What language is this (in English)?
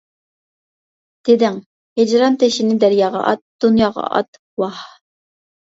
Uyghur